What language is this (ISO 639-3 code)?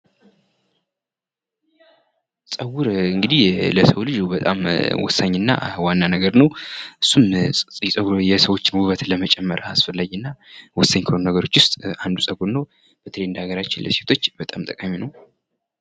amh